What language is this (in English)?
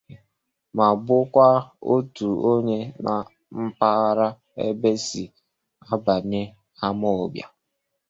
Igbo